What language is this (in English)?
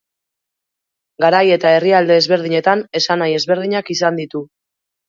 Basque